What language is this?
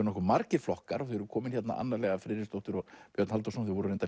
Icelandic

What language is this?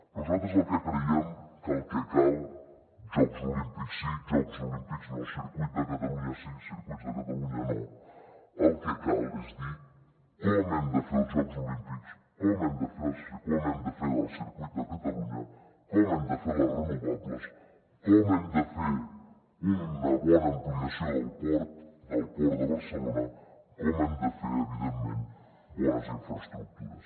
Catalan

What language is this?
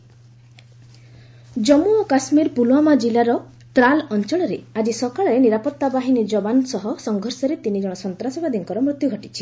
Odia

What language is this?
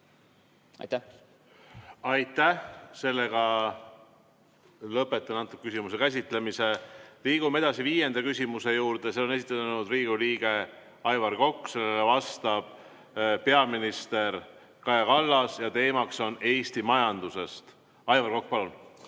Estonian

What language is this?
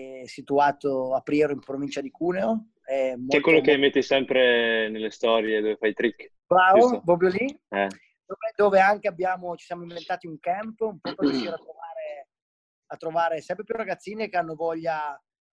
Italian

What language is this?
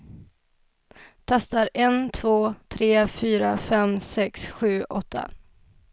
Swedish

